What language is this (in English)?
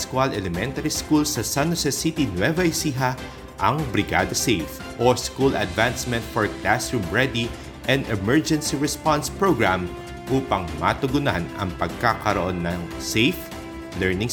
Filipino